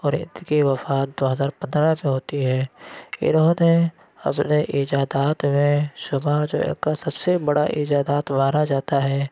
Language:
Urdu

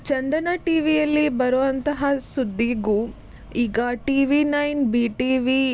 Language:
Kannada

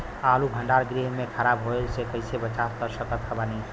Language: Bhojpuri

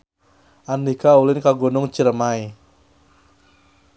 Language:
Sundanese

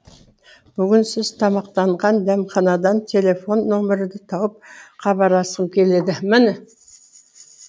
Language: Kazakh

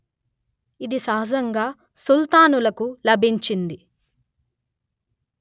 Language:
Telugu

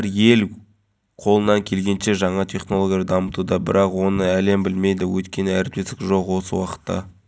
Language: Kazakh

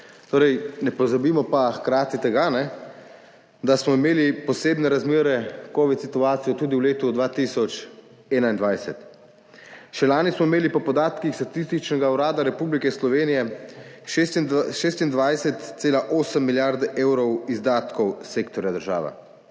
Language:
Slovenian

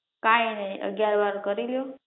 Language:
Gujarati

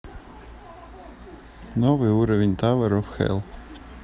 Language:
Russian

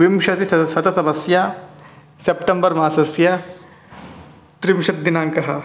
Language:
Sanskrit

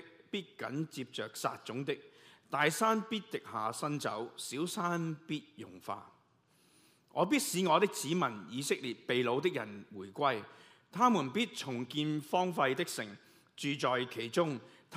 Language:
Chinese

